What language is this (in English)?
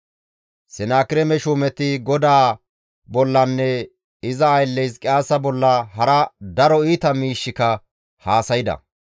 Gamo